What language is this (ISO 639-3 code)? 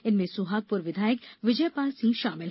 hin